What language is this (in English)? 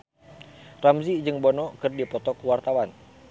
Sundanese